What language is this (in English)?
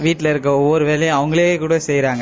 Tamil